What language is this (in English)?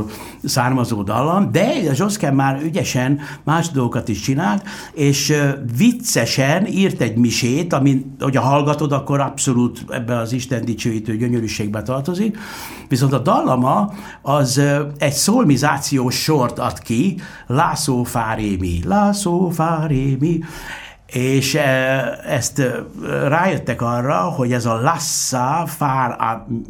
Hungarian